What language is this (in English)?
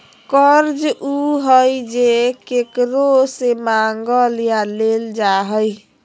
Magahi